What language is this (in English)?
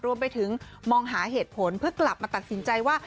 Thai